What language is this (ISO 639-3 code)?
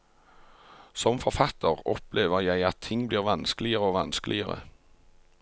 nor